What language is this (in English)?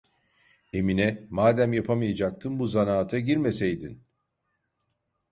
Turkish